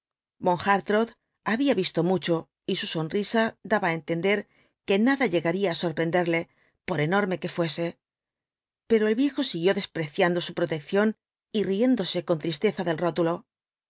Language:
Spanish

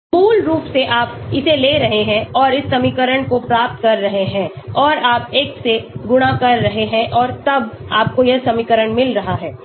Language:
Hindi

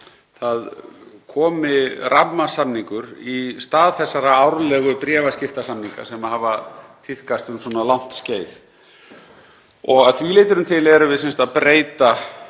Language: Icelandic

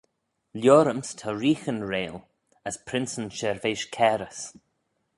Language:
Manx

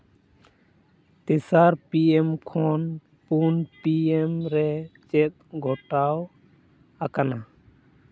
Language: Santali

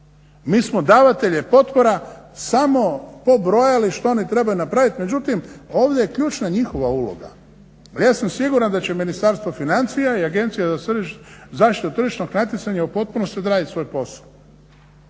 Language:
Croatian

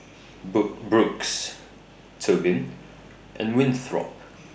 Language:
English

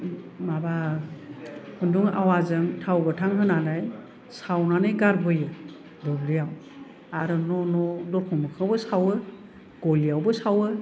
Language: Bodo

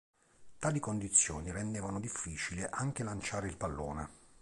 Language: Italian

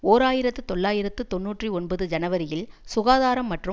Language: Tamil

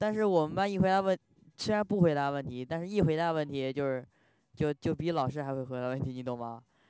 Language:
Chinese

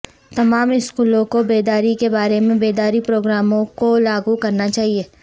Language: Urdu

